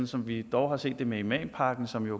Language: Danish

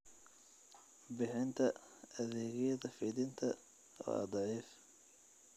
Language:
Somali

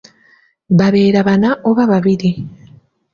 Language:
Ganda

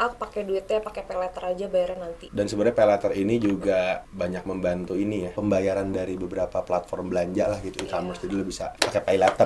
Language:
Indonesian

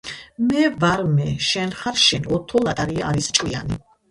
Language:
Georgian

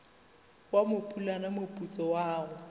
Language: Northern Sotho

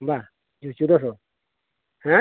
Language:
Santali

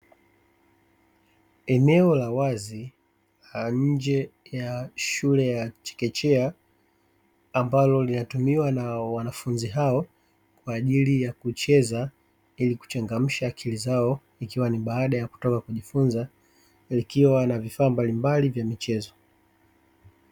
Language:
Swahili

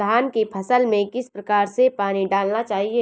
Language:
Hindi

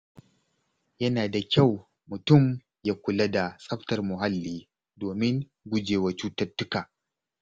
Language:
Hausa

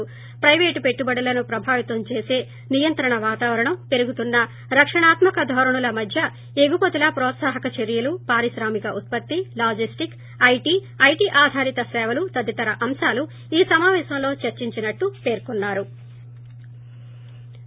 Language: Telugu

